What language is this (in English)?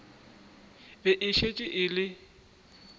Northern Sotho